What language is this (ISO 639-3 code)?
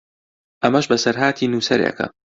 ckb